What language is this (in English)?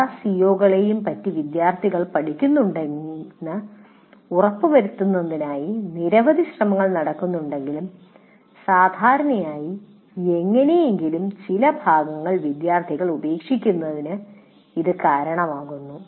Malayalam